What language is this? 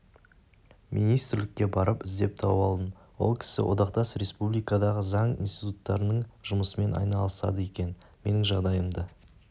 Kazakh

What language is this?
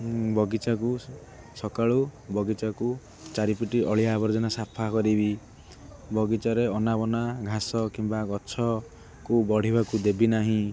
Odia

